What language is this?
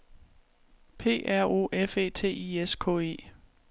Danish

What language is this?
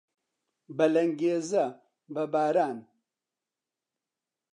Central Kurdish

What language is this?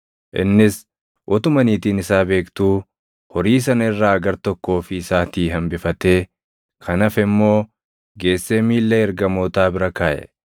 Oromo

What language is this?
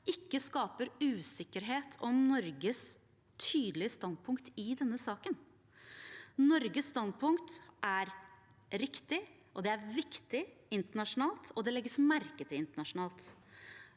Norwegian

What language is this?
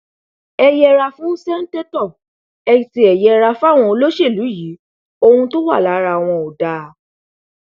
Yoruba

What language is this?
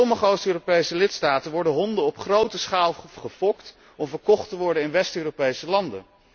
Dutch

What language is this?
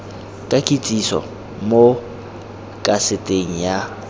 Tswana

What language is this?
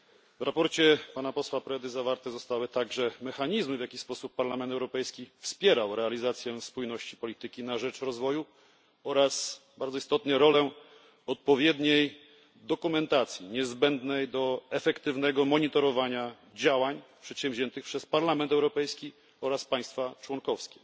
Polish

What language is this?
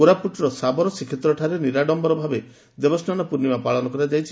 Odia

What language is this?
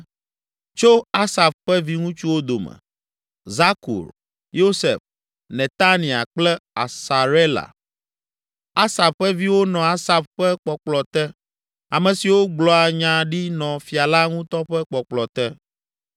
Ewe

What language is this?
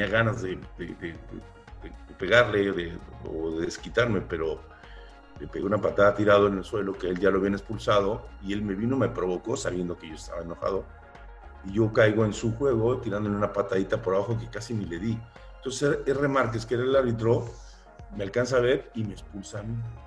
Spanish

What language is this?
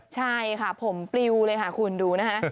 Thai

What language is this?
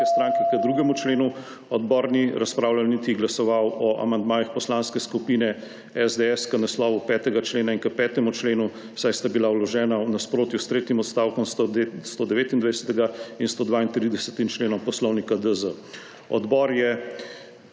Slovenian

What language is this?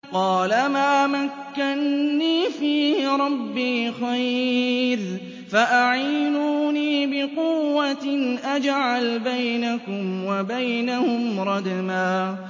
Arabic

